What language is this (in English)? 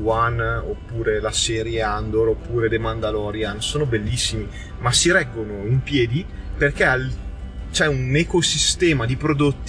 Italian